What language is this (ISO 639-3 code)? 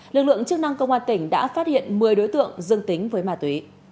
vie